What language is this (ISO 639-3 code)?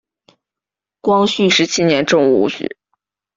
zho